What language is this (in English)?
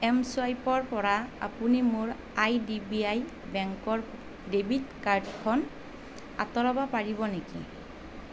Assamese